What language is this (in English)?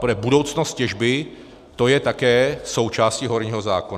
Czech